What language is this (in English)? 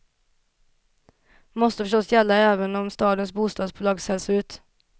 Swedish